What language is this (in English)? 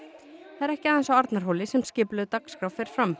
Icelandic